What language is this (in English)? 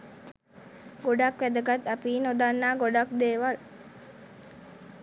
Sinhala